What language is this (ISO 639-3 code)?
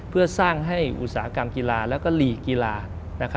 tha